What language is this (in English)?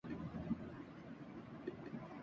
Urdu